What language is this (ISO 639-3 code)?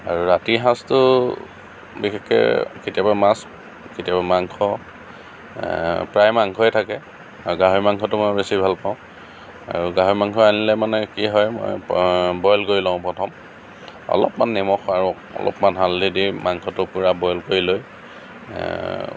asm